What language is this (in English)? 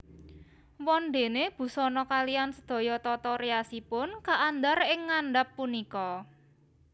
Javanese